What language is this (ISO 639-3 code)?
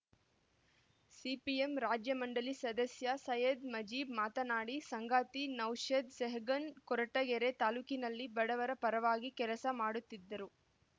kan